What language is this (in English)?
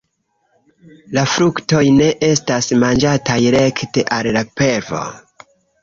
Esperanto